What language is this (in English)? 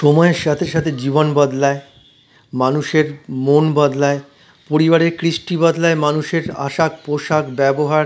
Bangla